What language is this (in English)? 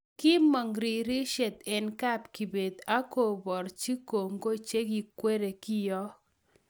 Kalenjin